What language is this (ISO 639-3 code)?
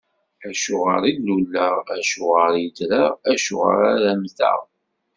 kab